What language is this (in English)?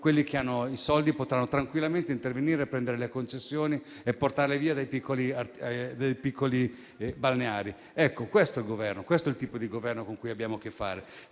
Italian